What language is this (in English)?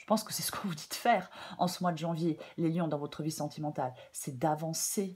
French